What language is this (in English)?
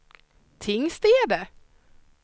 Swedish